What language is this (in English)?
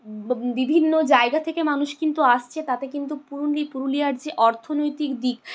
Bangla